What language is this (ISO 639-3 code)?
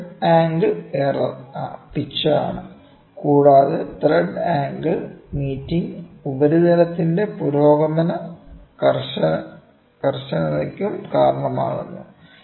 mal